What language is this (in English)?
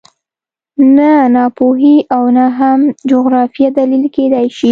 Pashto